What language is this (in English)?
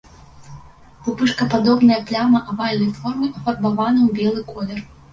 Belarusian